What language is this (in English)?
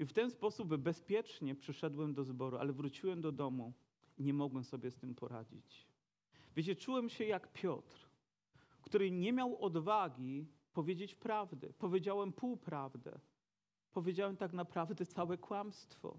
Polish